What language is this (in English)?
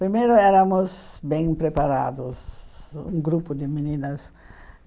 Portuguese